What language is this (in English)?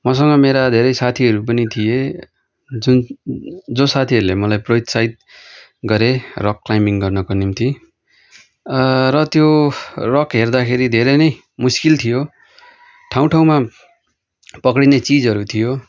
Nepali